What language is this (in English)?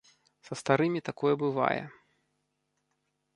Belarusian